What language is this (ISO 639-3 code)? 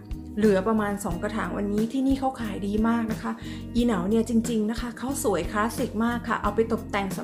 tha